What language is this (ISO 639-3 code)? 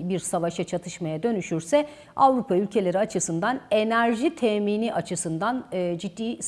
tur